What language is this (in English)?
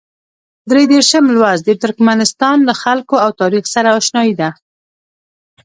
Pashto